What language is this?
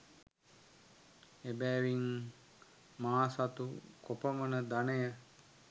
Sinhala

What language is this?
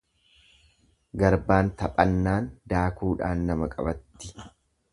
Oromo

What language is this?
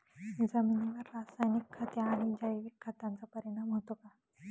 Marathi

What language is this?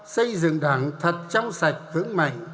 Vietnamese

